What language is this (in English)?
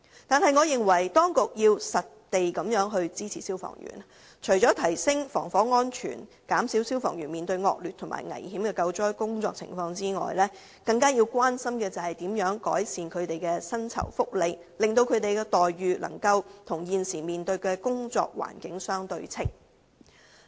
Cantonese